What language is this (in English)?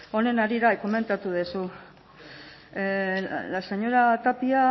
Basque